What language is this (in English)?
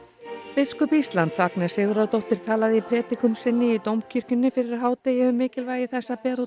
Icelandic